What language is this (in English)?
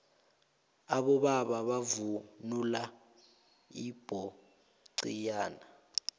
South Ndebele